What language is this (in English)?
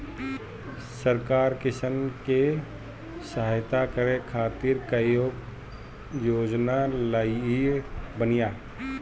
Bhojpuri